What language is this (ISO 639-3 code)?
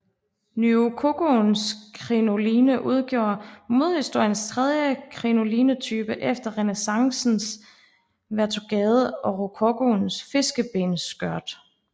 dan